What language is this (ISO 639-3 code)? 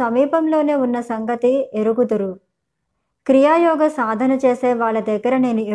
tel